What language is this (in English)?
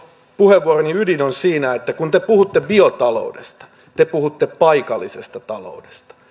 Finnish